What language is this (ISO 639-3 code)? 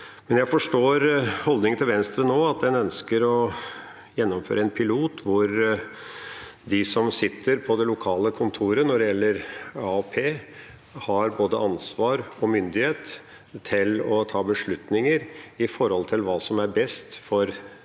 nor